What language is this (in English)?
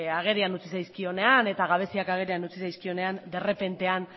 Basque